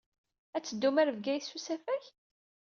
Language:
Kabyle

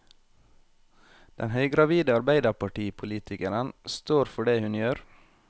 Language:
Norwegian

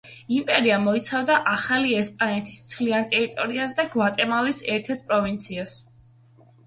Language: Georgian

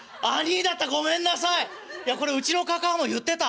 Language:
Japanese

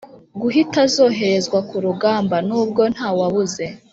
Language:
Kinyarwanda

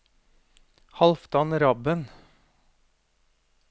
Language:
Norwegian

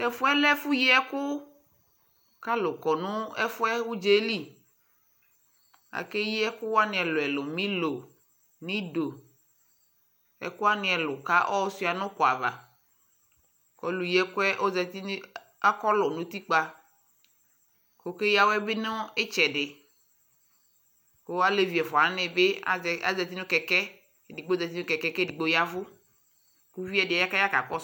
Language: Ikposo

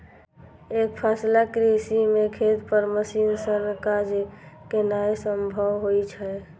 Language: Maithili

